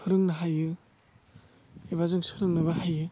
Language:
Bodo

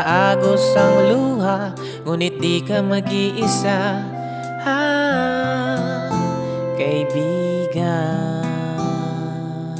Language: Indonesian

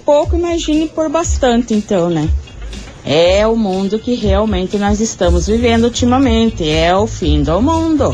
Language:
Portuguese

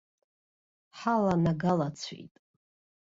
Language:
Abkhazian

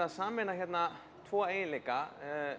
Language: Icelandic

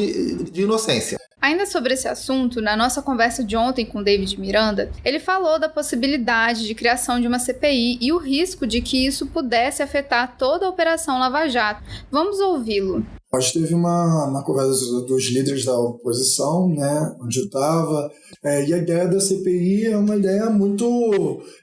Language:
Portuguese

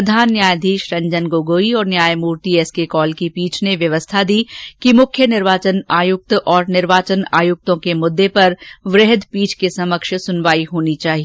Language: Hindi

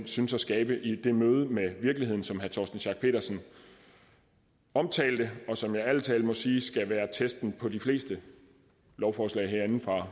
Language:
Danish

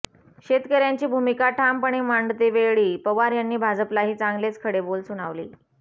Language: Marathi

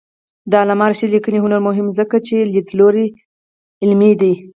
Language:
Pashto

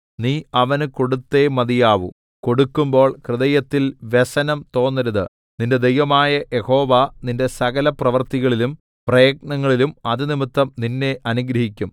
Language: Malayalam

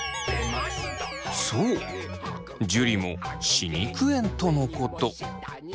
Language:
Japanese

